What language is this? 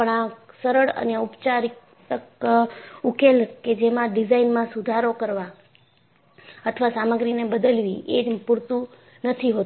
Gujarati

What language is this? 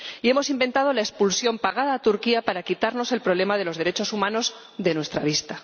Spanish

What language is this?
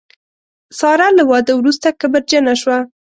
Pashto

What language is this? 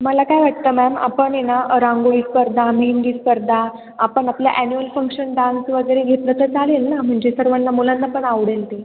Marathi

